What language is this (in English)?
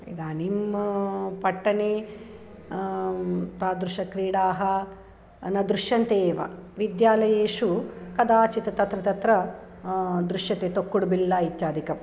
Sanskrit